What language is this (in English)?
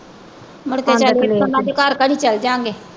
Punjabi